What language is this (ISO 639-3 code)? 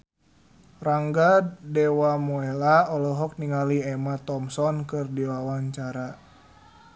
sun